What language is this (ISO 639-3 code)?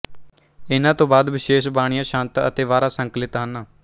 pan